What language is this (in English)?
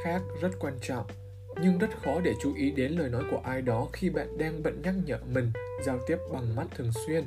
Vietnamese